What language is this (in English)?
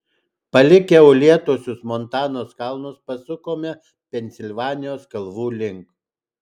Lithuanian